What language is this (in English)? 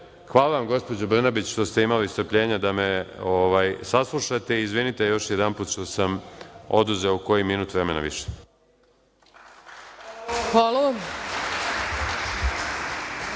Serbian